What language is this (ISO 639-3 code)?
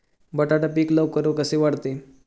mar